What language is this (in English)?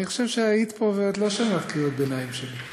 Hebrew